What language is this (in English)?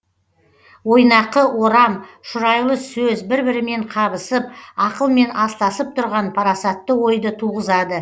Kazakh